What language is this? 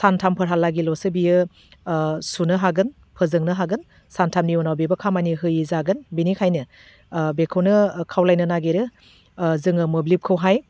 Bodo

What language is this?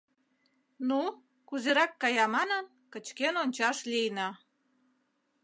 Mari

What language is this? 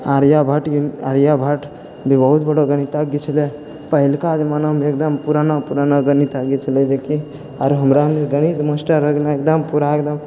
Maithili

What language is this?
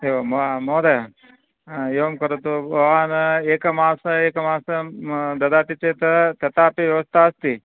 Sanskrit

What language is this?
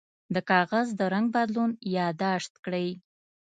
Pashto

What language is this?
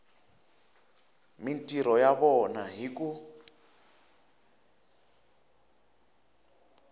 Tsonga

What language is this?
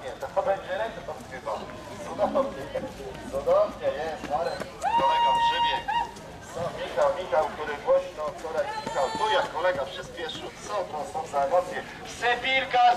Polish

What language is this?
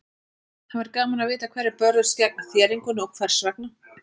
Icelandic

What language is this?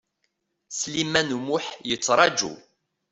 Kabyle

